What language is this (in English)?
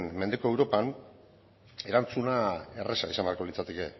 Basque